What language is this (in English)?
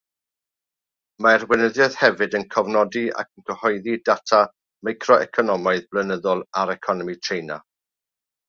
Welsh